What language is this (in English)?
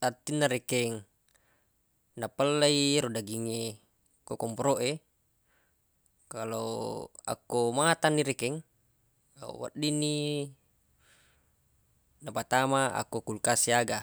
Buginese